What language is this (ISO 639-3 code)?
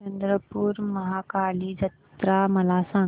mar